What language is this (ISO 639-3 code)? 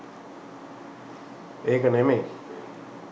sin